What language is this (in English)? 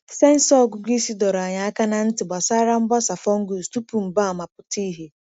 Igbo